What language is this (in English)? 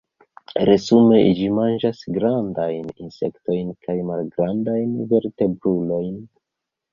Esperanto